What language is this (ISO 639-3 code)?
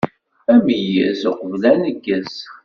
kab